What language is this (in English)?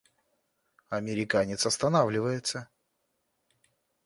Russian